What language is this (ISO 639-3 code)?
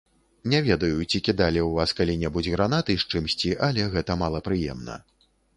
bel